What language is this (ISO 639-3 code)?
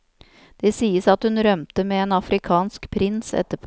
nor